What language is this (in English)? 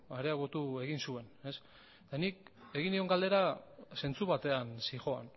Basque